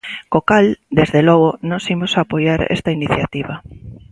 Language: Galician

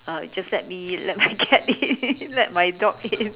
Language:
English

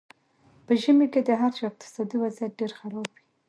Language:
Pashto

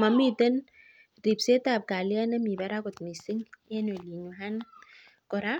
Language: Kalenjin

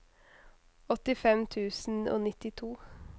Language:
Norwegian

